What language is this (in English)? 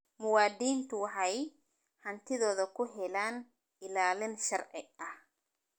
Somali